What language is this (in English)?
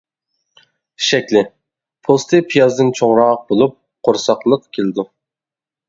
Uyghur